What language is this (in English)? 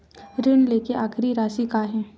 Chhattisgarhi